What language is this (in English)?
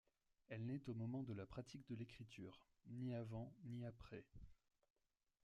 French